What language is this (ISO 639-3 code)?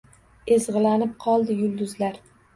uzb